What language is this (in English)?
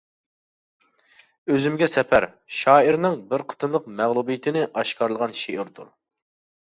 Uyghur